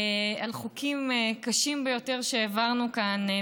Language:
Hebrew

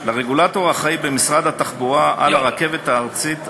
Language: Hebrew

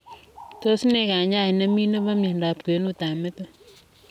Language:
Kalenjin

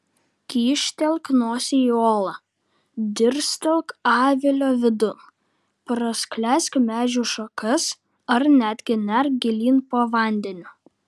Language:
Lithuanian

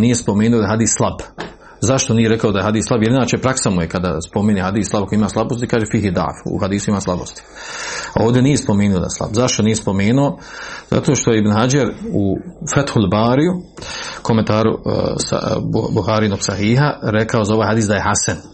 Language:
Croatian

